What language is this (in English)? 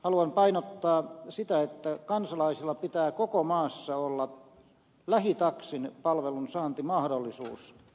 Finnish